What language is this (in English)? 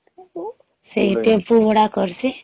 Odia